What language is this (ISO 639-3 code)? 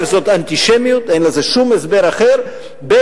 heb